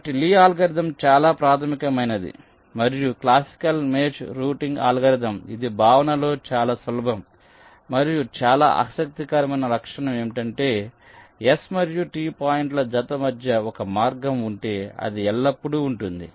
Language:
Telugu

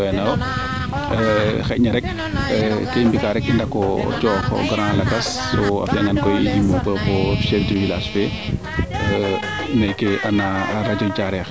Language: Serer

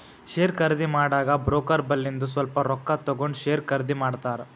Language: Kannada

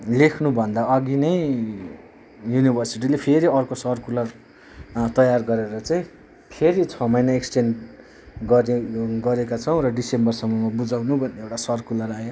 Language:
Nepali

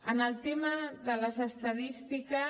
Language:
Catalan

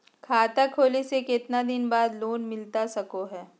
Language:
Magahi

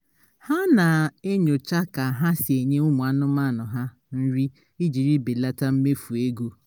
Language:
Igbo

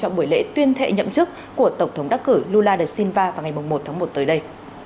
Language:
Vietnamese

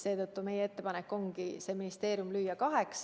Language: Estonian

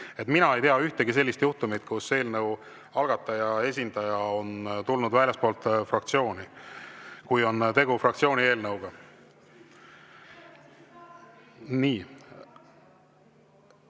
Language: Estonian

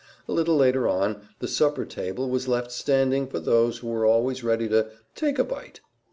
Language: English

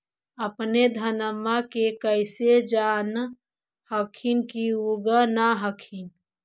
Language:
Magahi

